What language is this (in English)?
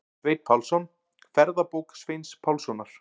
Icelandic